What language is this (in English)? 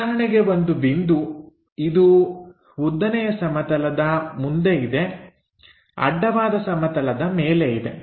Kannada